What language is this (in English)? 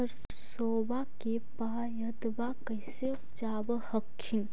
Magahi